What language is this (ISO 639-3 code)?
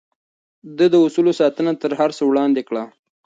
pus